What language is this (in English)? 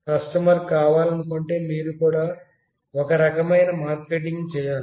Telugu